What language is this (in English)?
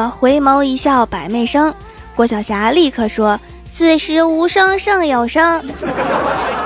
Chinese